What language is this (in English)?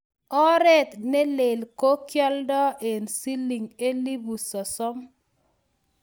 Kalenjin